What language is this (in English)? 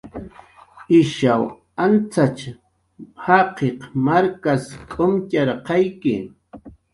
Jaqaru